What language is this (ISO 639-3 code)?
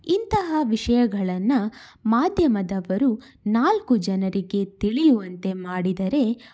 kan